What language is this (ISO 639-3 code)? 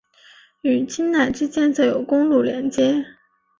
zho